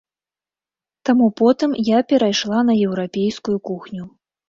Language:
Belarusian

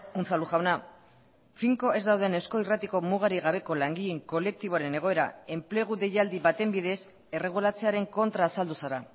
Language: Basque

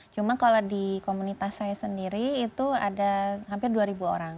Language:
Indonesian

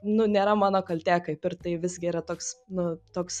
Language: Lithuanian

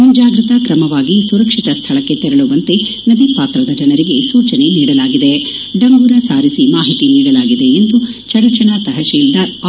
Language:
Kannada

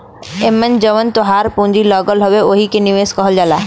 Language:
Bhojpuri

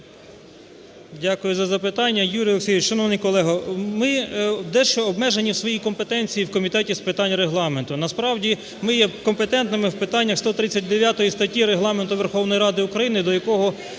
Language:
Ukrainian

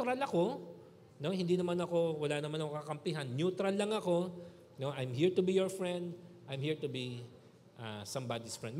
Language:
Filipino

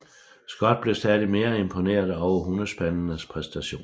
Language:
Danish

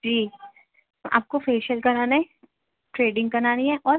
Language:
Urdu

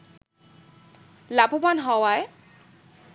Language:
Bangla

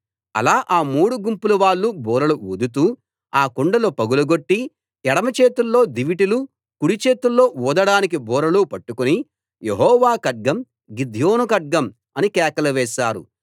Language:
Telugu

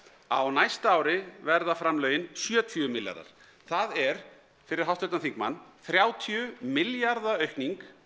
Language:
Icelandic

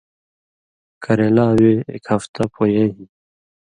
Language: Indus Kohistani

